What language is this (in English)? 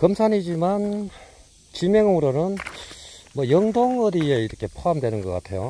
Korean